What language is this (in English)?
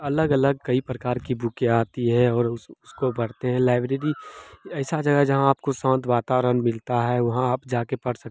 Hindi